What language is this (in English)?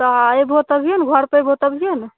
Maithili